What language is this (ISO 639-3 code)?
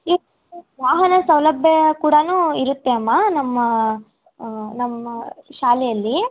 kan